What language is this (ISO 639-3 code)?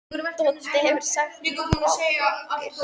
isl